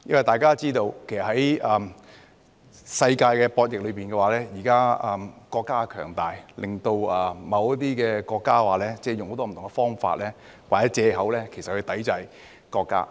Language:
Cantonese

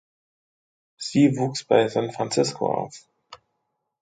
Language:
German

